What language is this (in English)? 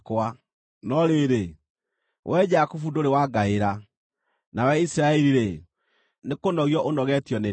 Kikuyu